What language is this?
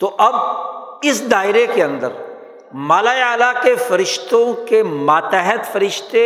Urdu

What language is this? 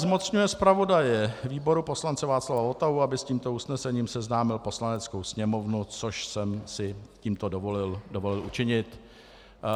Czech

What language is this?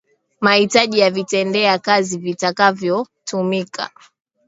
Swahili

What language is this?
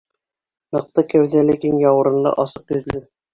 Bashkir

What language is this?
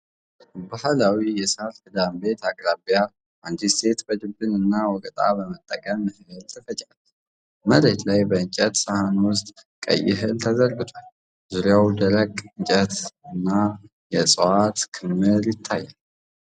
Amharic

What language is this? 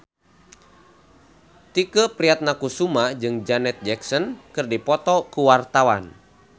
Sundanese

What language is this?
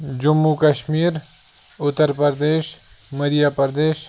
Kashmiri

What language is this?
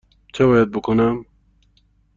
Persian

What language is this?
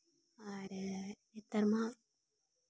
Santali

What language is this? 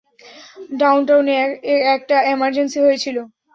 Bangla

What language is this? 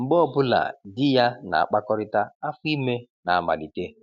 Igbo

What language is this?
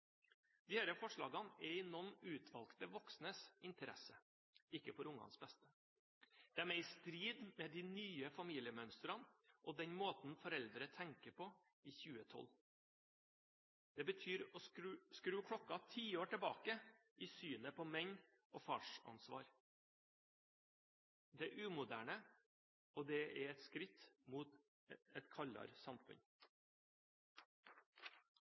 Norwegian Bokmål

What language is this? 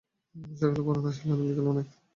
Bangla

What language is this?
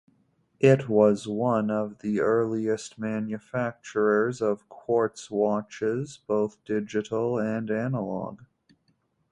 English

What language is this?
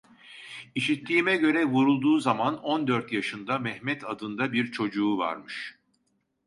Turkish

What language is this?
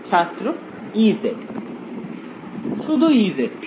Bangla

